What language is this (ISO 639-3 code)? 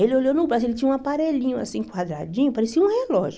por